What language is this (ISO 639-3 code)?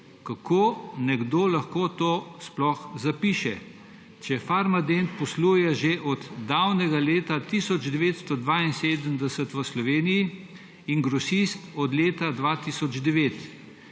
slv